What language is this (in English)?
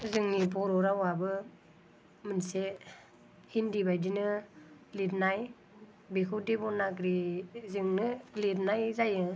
Bodo